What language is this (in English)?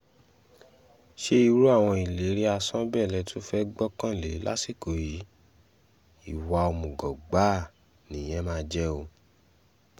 Yoruba